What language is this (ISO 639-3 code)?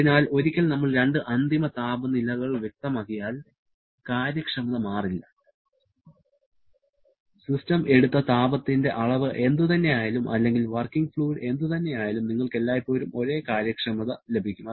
mal